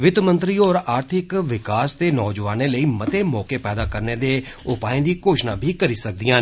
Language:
Dogri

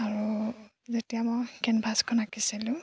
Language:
Assamese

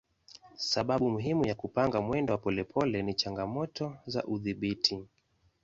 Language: Swahili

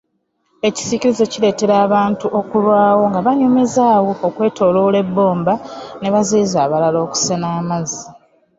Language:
Ganda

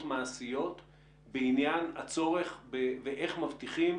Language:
Hebrew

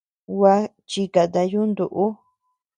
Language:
Tepeuxila Cuicatec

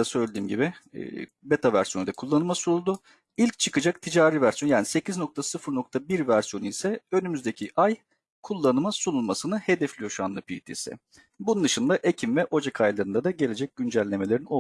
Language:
Turkish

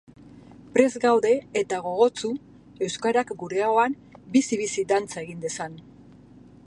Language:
Basque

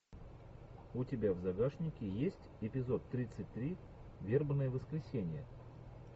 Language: Russian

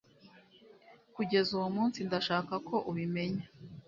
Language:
Kinyarwanda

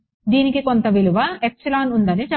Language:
Telugu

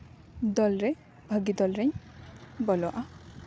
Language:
Santali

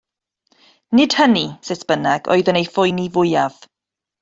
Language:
Welsh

